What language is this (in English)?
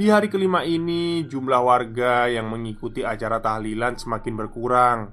Indonesian